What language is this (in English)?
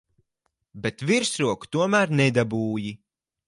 Latvian